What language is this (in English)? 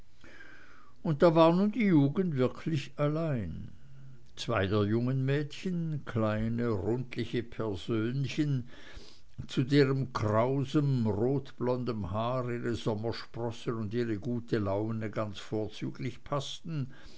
German